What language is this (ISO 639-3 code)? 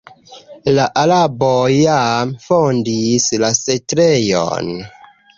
epo